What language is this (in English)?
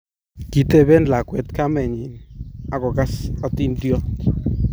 Kalenjin